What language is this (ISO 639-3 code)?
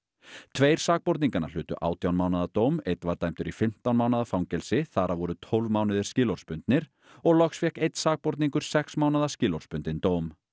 isl